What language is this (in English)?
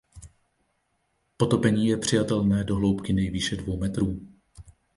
Czech